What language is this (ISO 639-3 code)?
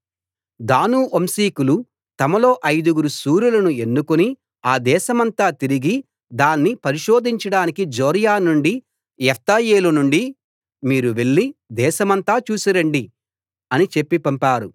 tel